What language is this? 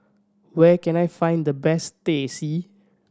English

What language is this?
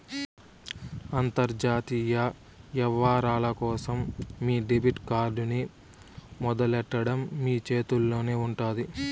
Telugu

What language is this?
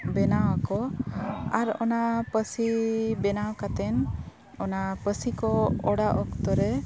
Santali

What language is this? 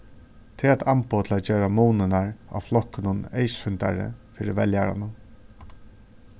Faroese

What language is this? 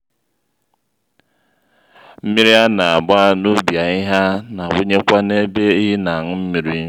Igbo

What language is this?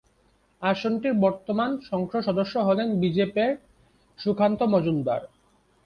Bangla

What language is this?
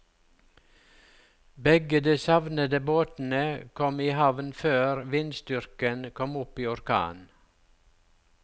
Norwegian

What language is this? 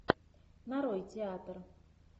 Russian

